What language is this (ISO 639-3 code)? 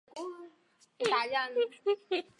zho